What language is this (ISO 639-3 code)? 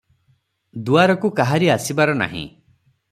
ori